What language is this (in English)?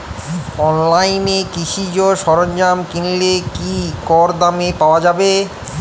Bangla